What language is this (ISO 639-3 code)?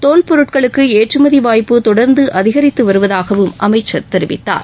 tam